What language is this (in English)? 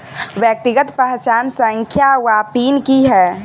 Maithili